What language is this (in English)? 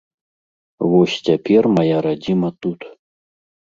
Belarusian